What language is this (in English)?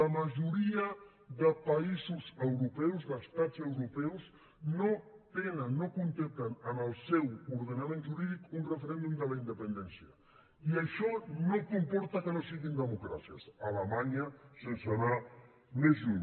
Catalan